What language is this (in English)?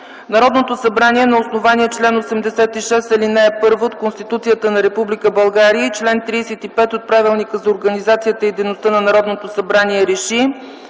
Bulgarian